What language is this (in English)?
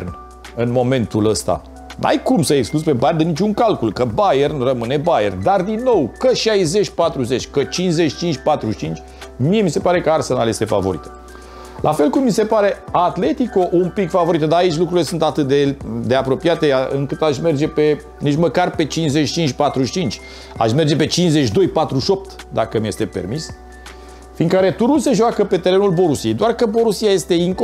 Romanian